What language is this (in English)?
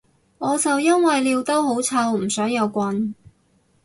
Cantonese